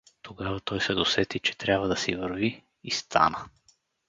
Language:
Bulgarian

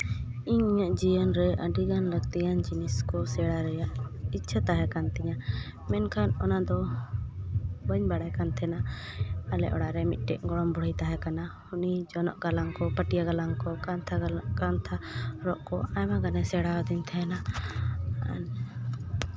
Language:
Santali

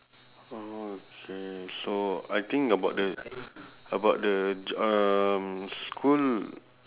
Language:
English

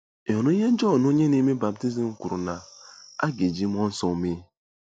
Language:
Igbo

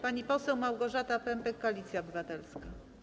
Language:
Polish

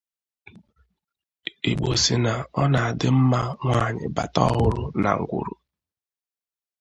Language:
Igbo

